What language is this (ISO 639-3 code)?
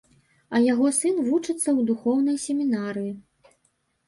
bel